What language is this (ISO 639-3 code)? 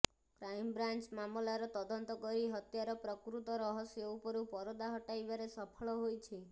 ori